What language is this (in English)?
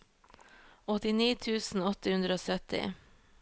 Norwegian